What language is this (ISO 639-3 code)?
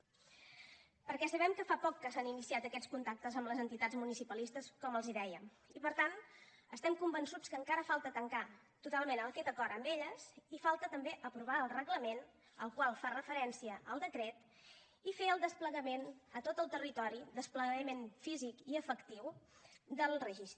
cat